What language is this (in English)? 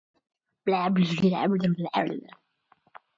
Swedish